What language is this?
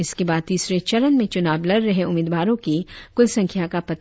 Hindi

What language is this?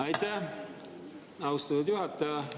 Estonian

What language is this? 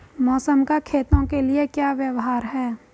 Hindi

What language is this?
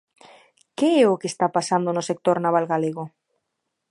Galician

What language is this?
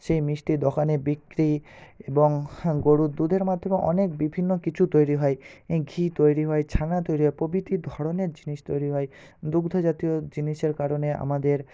Bangla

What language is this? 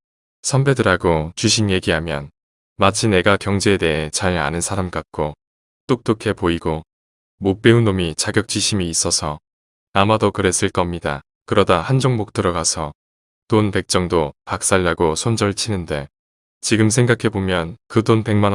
Korean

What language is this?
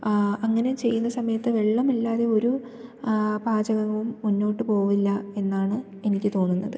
Malayalam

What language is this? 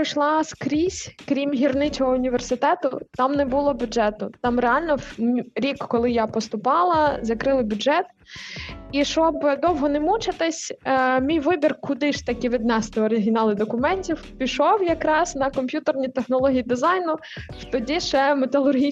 Ukrainian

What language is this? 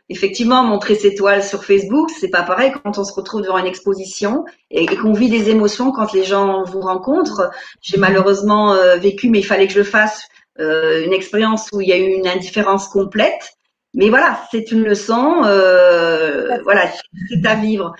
French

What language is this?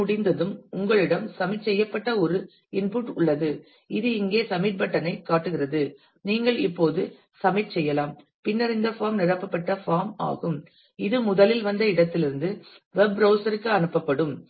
Tamil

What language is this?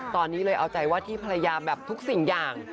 Thai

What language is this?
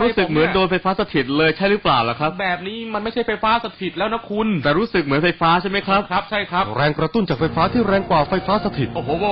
Thai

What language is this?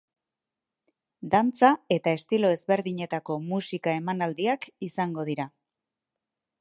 Basque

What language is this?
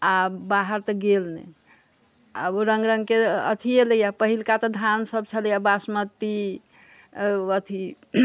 Maithili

